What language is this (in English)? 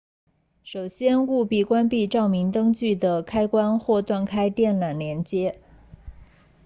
Chinese